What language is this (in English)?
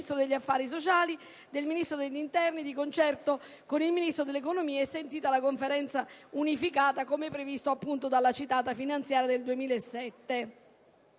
Italian